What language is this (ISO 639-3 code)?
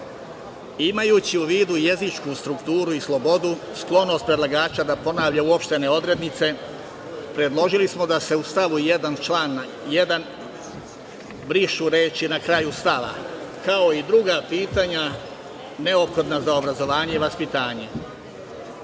srp